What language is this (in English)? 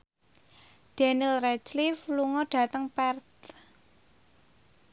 Javanese